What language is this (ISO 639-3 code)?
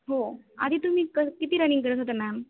mar